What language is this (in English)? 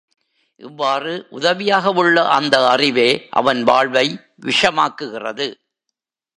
Tamil